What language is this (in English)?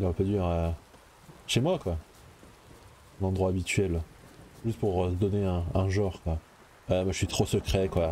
French